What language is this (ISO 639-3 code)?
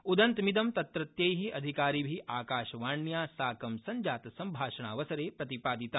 san